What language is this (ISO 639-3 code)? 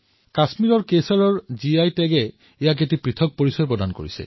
asm